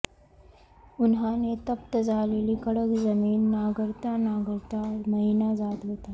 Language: Marathi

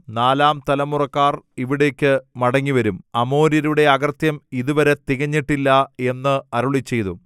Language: Malayalam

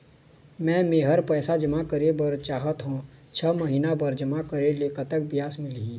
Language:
Chhattisgarhi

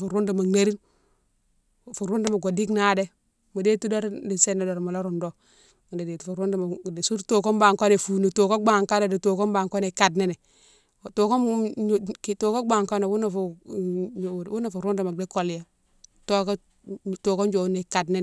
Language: Mansoanka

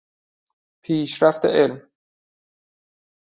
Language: Persian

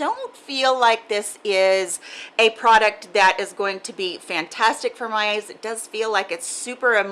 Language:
English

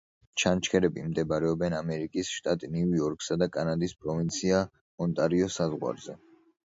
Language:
Georgian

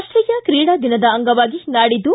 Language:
Kannada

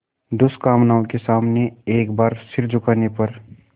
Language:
Hindi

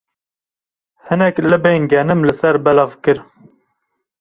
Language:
Kurdish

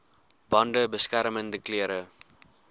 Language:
Afrikaans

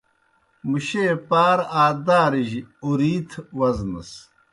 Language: Kohistani Shina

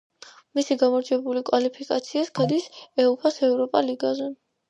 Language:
Georgian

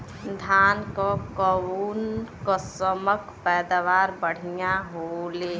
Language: Bhojpuri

